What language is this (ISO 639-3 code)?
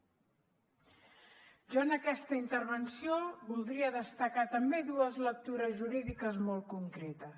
cat